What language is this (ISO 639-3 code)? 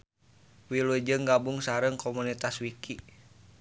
sun